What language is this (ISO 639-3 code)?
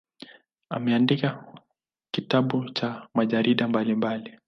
swa